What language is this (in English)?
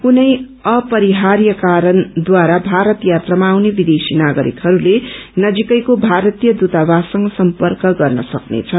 Nepali